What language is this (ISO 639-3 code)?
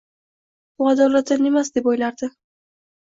uzb